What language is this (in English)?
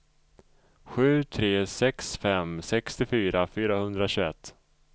Swedish